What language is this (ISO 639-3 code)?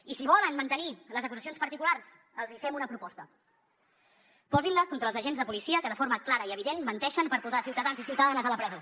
cat